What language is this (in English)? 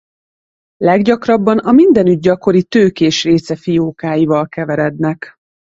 Hungarian